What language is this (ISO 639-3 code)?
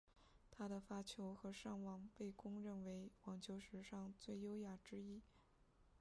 zho